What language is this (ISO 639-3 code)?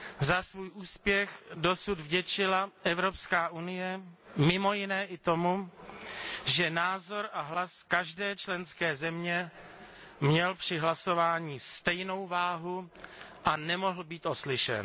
ces